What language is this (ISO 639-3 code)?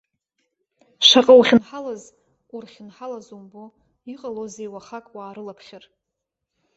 abk